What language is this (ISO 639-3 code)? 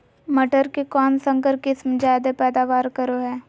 mag